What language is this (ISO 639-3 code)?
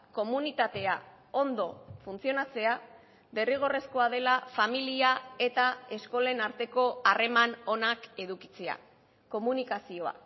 eus